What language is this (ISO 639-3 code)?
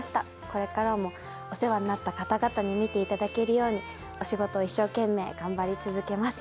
jpn